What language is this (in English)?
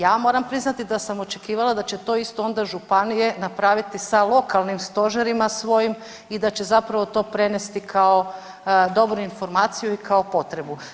Croatian